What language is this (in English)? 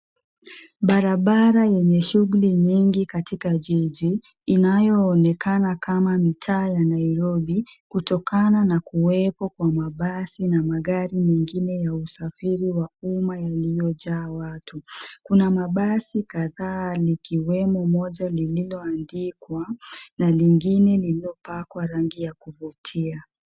Swahili